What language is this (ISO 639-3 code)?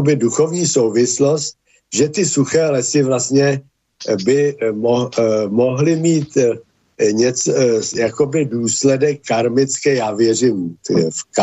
ces